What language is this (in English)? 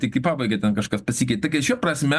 Lithuanian